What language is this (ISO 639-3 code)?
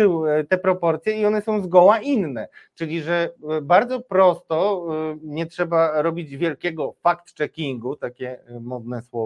pol